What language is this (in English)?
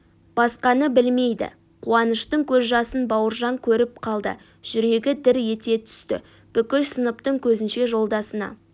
Kazakh